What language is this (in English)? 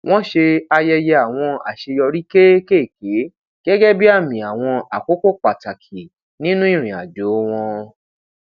Yoruba